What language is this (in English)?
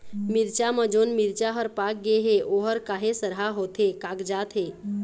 Chhattisgarhi